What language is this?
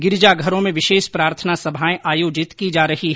Hindi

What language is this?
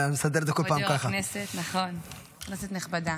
Hebrew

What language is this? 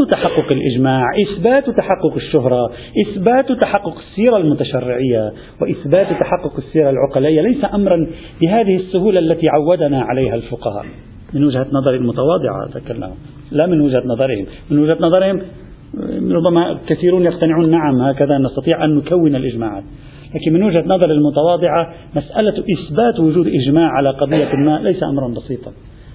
Arabic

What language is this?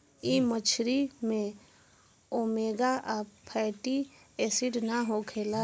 Bhojpuri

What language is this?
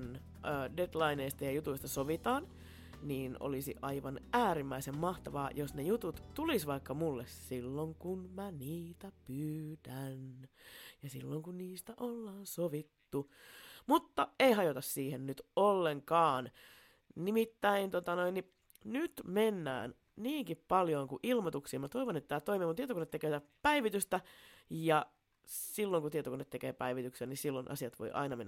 Finnish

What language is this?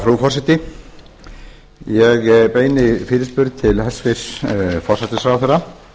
Icelandic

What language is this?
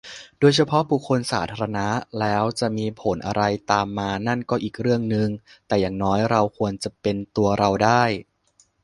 Thai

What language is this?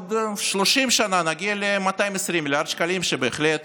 Hebrew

